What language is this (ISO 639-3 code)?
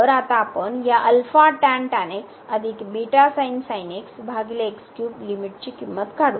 mar